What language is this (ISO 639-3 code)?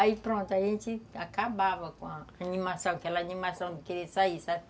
por